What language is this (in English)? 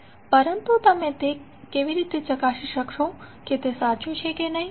Gujarati